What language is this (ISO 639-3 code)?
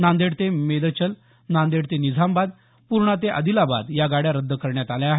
mar